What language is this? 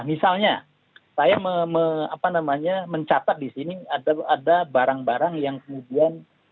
Indonesian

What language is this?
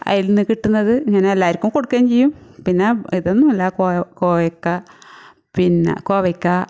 Malayalam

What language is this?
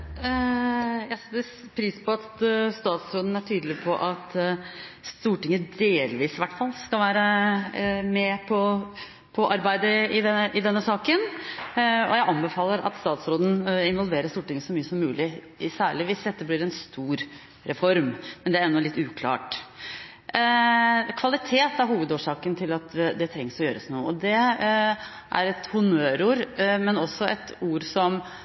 Norwegian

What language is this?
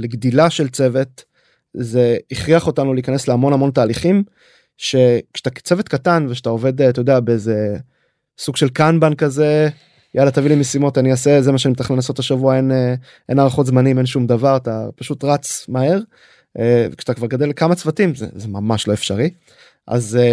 Hebrew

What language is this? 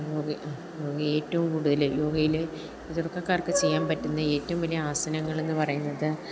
Malayalam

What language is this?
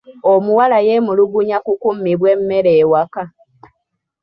Ganda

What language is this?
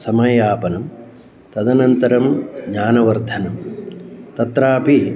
Sanskrit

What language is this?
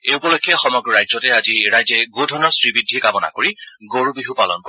Assamese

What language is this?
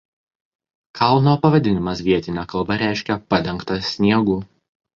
Lithuanian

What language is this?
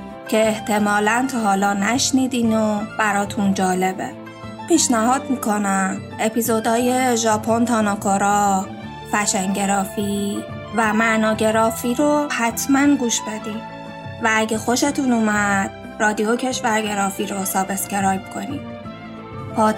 Persian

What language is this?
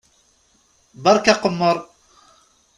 Kabyle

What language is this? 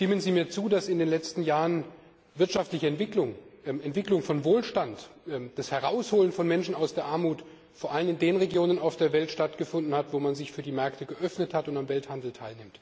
German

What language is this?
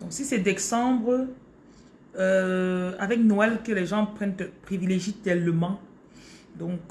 French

